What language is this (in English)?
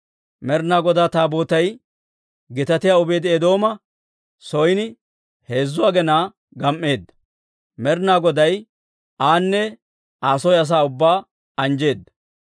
Dawro